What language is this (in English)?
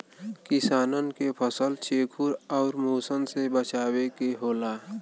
Bhojpuri